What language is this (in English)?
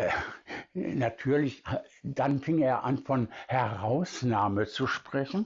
German